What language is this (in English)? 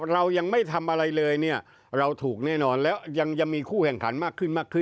Thai